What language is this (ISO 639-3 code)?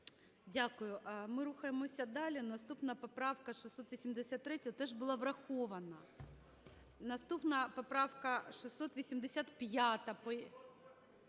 ukr